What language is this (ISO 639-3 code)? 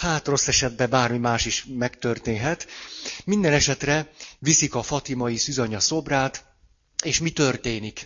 hun